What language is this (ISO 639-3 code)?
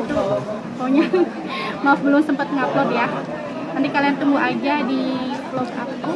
ind